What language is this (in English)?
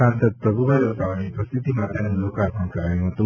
Gujarati